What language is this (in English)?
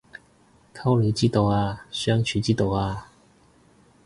Cantonese